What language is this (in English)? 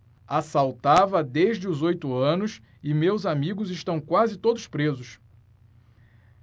Portuguese